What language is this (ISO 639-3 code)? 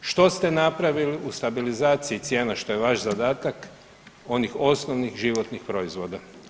hrv